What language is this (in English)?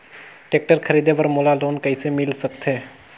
Chhattisgarhi